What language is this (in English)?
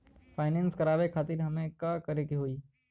Bhojpuri